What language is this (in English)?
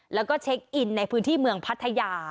Thai